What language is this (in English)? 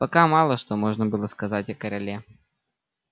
Russian